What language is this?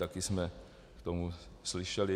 Czech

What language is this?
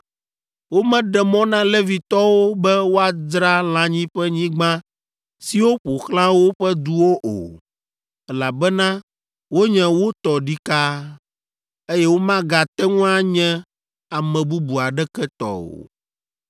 Ewe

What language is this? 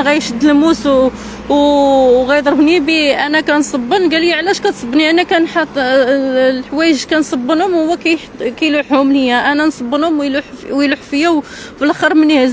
Arabic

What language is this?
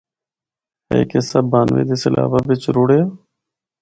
Northern Hindko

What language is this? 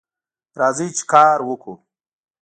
Pashto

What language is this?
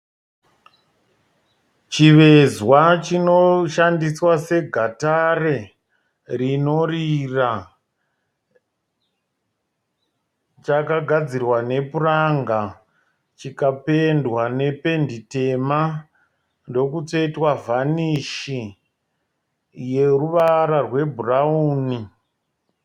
Shona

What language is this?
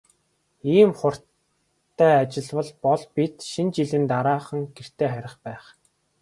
Mongolian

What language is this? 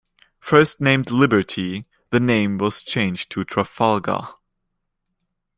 English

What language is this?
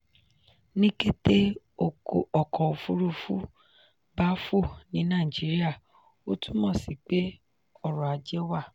Yoruba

